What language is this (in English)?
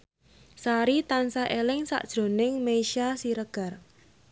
Javanese